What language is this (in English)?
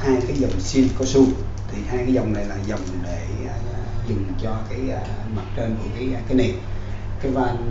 Vietnamese